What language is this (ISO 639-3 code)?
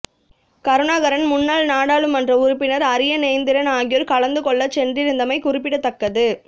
tam